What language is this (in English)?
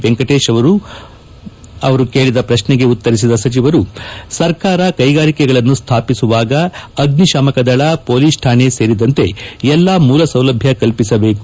Kannada